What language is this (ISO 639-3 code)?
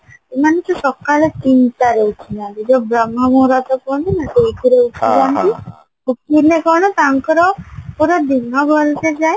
ori